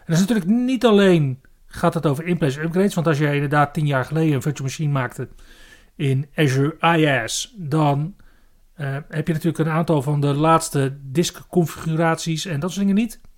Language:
Dutch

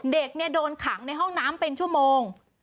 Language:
Thai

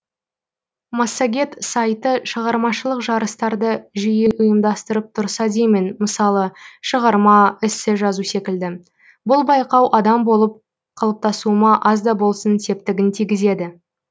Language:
Kazakh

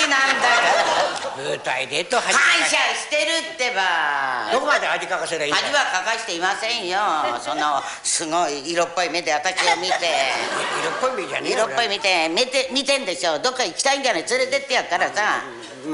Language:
Japanese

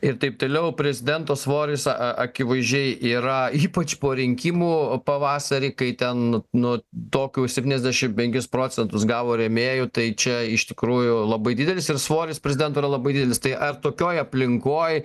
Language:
Lithuanian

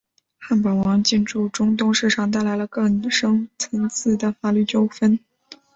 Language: Chinese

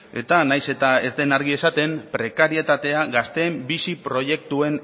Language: Basque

